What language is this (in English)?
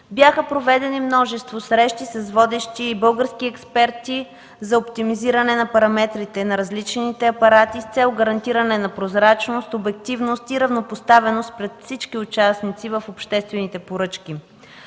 Bulgarian